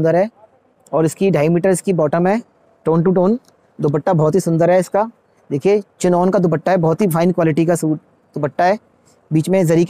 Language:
Hindi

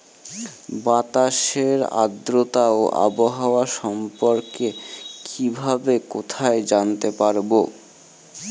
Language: Bangla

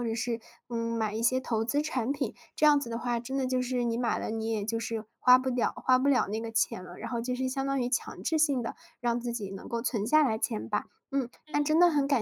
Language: Chinese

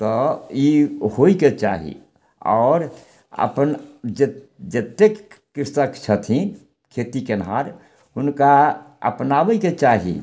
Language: Maithili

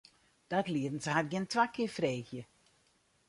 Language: Western Frisian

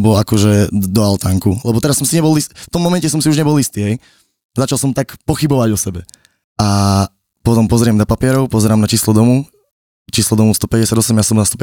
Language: Slovak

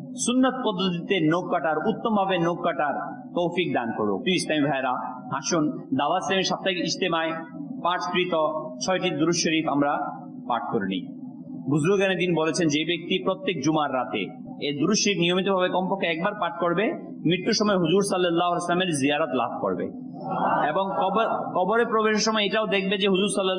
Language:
Arabic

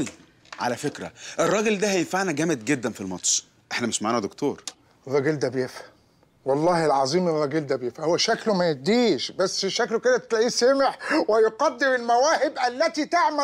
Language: Arabic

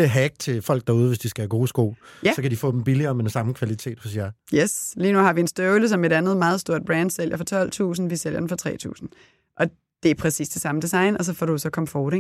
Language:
Danish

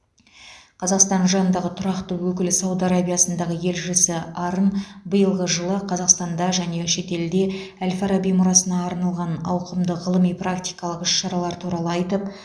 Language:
Kazakh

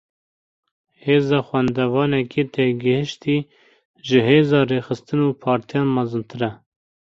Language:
Kurdish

